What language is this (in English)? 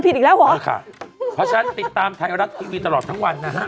Thai